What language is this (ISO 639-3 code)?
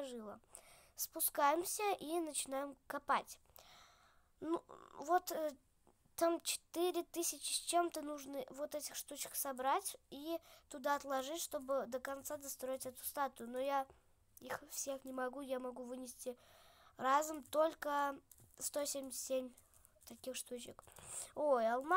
rus